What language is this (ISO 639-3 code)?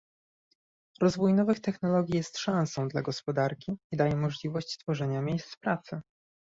pol